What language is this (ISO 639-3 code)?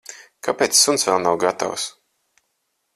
lav